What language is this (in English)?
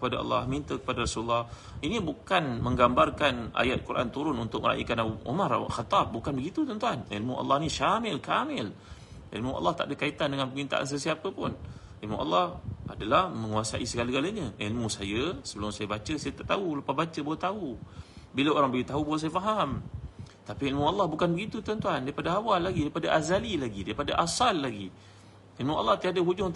Malay